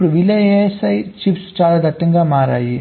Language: Telugu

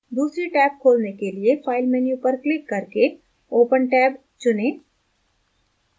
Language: Hindi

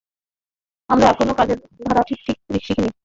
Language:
Bangla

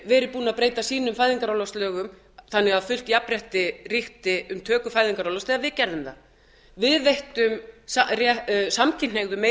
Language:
Icelandic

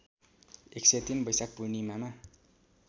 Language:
Nepali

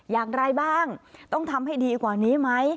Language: Thai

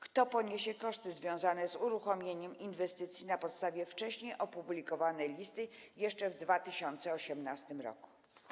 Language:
Polish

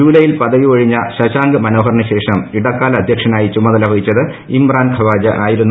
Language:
Malayalam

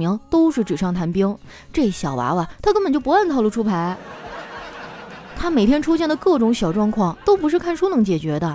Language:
Chinese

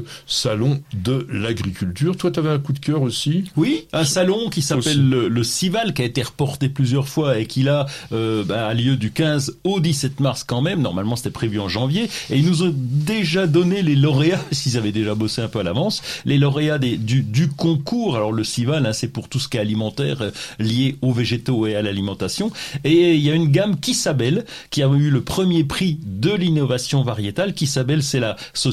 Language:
French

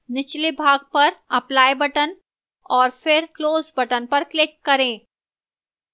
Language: Hindi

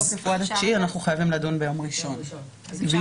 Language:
Hebrew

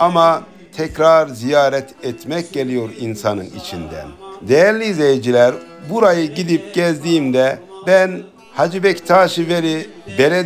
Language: Turkish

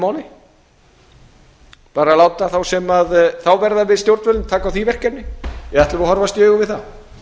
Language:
Icelandic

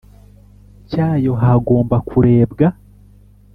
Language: Kinyarwanda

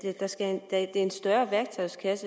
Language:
Danish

